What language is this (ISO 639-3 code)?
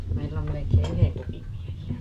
fin